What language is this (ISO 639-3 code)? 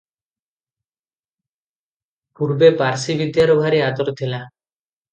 ori